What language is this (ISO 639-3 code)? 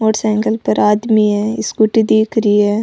raj